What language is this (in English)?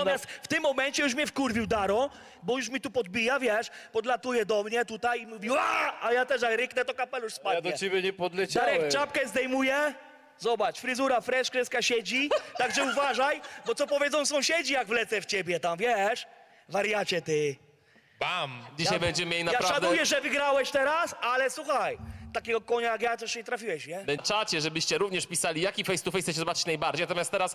Polish